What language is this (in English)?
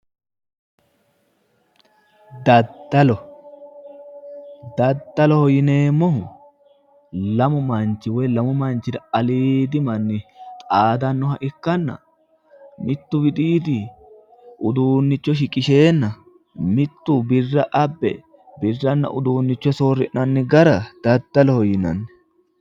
Sidamo